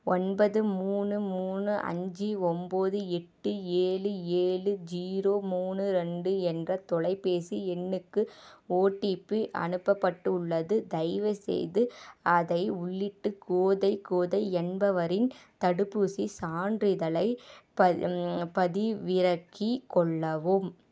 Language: Tamil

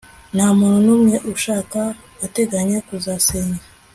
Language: Kinyarwanda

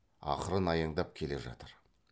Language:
Kazakh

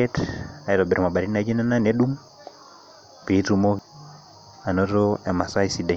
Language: Masai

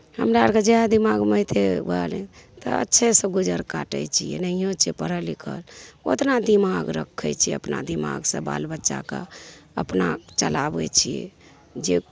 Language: Maithili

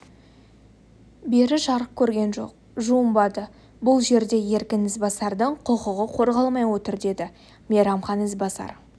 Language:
Kazakh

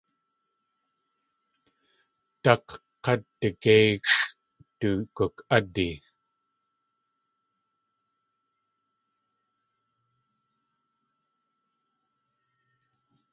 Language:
Tlingit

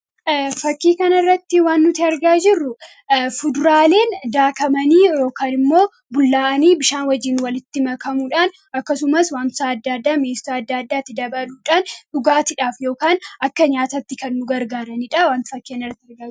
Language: Oromo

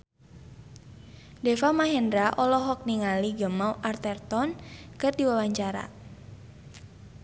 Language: Sundanese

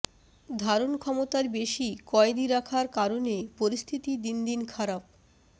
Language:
Bangla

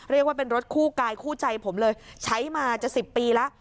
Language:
Thai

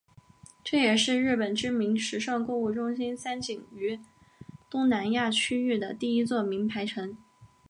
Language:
Chinese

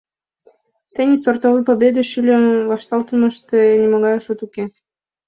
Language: Mari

